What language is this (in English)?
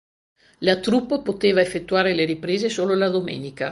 Italian